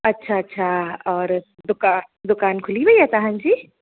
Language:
Sindhi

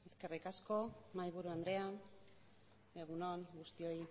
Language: Basque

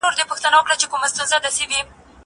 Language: Pashto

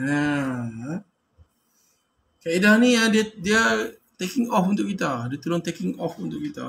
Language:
Malay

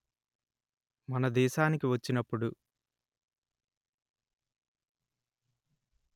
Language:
Telugu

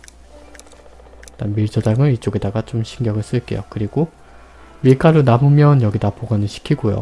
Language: Korean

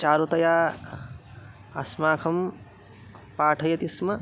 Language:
Sanskrit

